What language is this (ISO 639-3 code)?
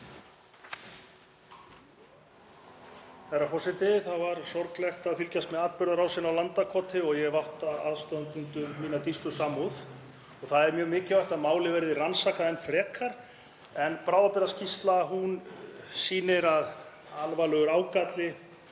isl